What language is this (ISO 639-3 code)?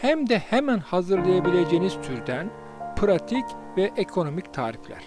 tur